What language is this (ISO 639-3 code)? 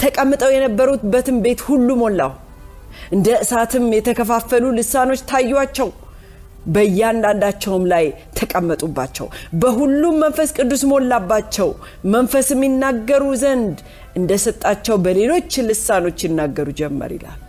amh